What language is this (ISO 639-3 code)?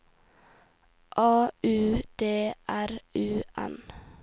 nor